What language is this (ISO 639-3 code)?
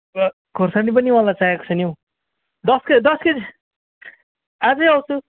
nep